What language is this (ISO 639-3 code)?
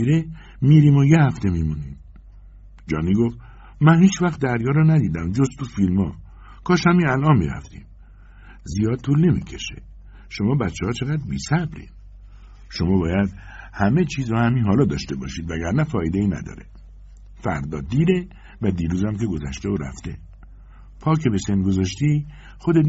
fas